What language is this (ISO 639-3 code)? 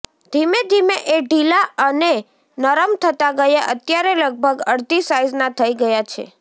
guj